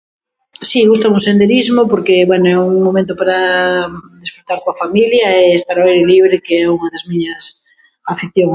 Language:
Galician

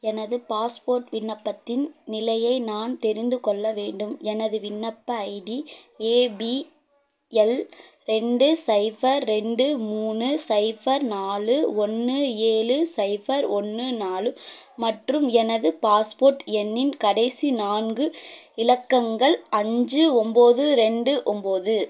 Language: Tamil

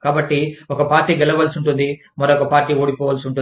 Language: Telugu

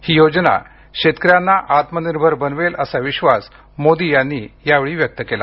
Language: Marathi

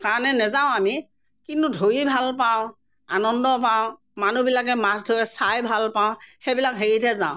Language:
Assamese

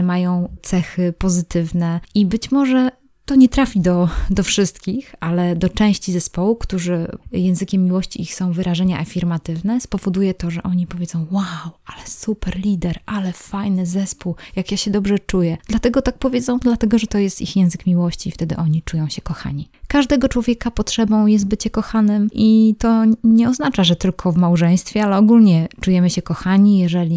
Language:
Polish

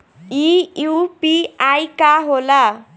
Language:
Bhojpuri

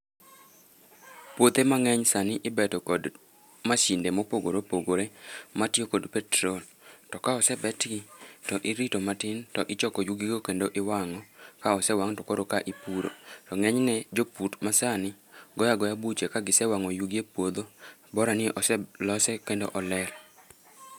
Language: Luo (Kenya and Tanzania)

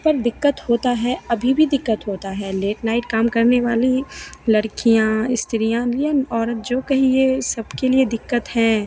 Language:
Hindi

